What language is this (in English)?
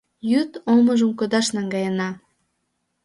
Mari